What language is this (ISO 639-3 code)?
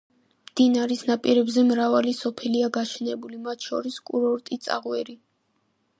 kat